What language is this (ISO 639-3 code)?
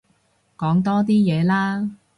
yue